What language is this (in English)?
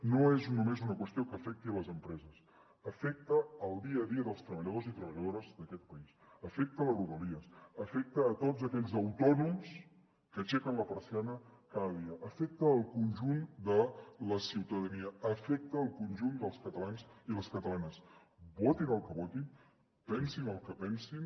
Catalan